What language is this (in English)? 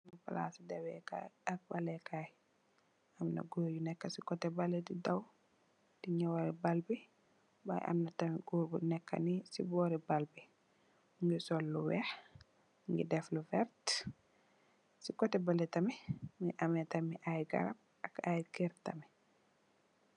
Wolof